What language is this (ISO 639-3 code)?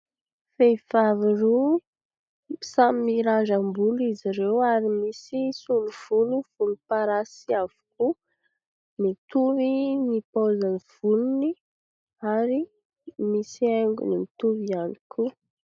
mlg